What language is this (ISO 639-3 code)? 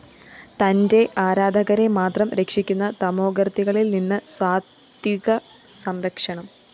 mal